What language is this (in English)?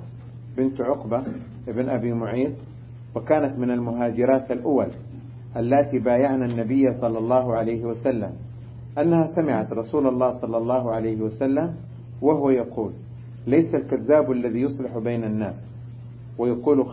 Arabic